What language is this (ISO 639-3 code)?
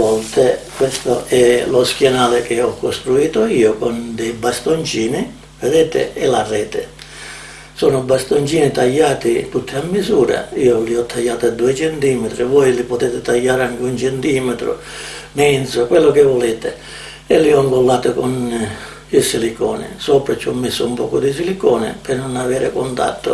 ita